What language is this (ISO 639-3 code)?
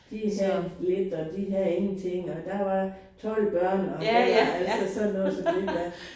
dan